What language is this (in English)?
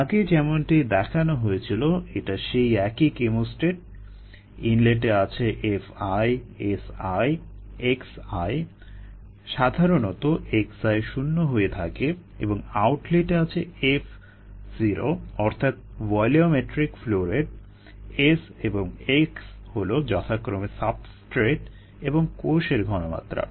Bangla